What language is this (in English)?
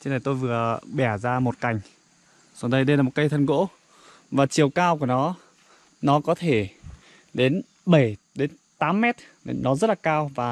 Vietnamese